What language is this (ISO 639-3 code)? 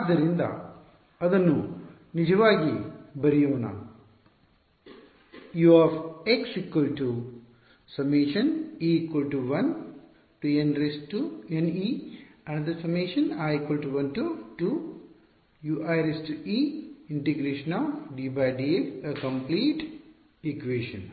kan